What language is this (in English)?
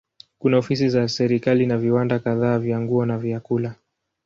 Swahili